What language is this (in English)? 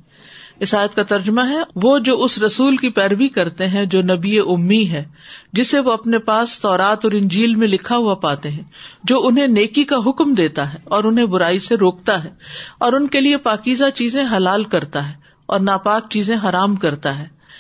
Urdu